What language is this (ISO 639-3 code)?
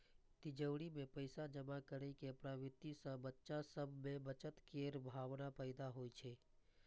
mai